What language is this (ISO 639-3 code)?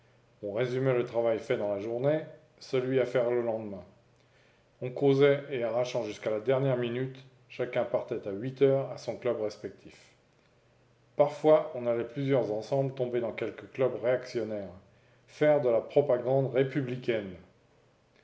fra